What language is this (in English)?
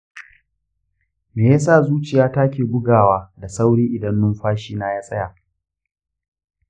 Hausa